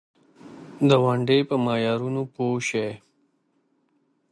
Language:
Pashto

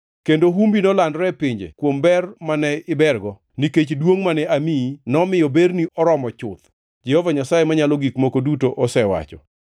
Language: Luo (Kenya and Tanzania)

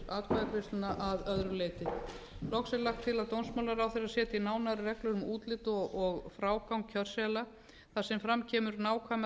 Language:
Icelandic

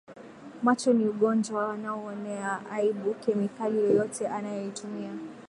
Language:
Swahili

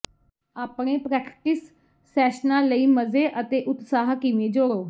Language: Punjabi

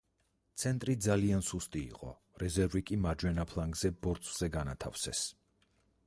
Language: Georgian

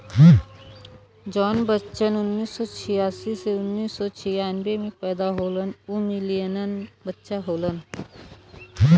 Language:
Bhojpuri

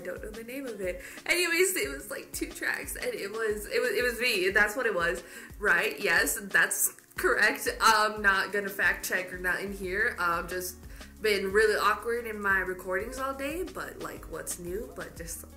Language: English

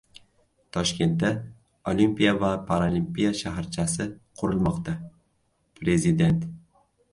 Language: Uzbek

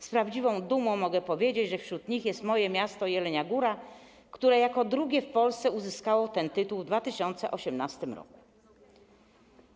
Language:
Polish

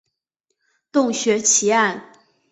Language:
Chinese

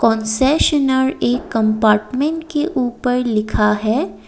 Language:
Hindi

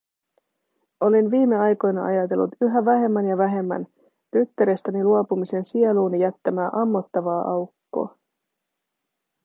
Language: Finnish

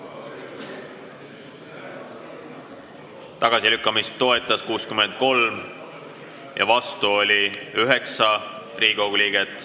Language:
Estonian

